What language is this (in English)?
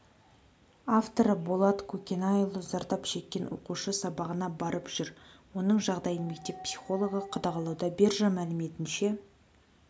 Kazakh